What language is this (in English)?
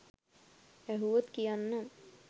Sinhala